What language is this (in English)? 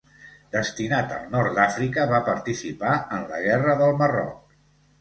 Catalan